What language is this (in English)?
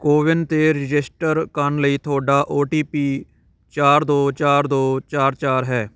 Punjabi